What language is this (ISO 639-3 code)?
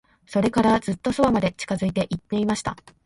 jpn